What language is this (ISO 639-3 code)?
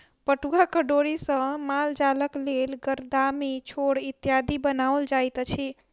mai